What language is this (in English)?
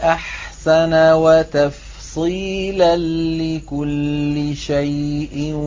Arabic